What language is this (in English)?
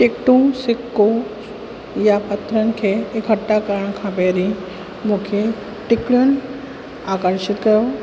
Sindhi